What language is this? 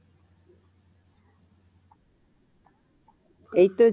Bangla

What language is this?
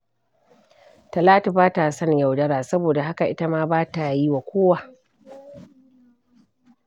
Hausa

